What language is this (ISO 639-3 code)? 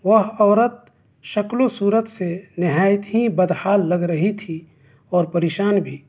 urd